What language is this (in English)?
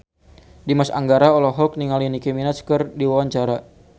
Sundanese